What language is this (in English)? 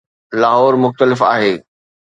Sindhi